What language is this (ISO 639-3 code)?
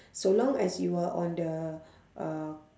eng